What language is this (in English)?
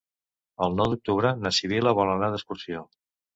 Catalan